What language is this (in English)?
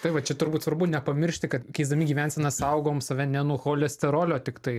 Lithuanian